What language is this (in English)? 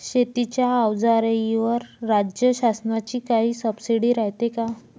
Marathi